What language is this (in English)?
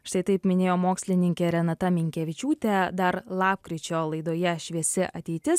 Lithuanian